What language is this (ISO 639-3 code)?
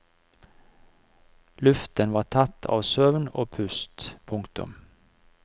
nor